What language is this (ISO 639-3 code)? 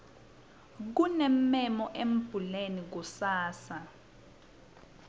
ssw